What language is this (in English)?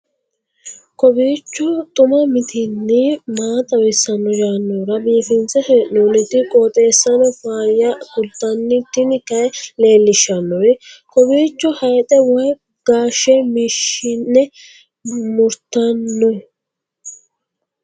Sidamo